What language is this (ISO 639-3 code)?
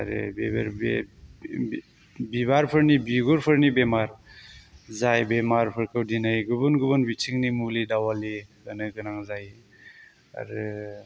brx